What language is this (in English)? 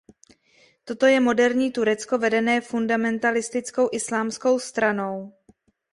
Czech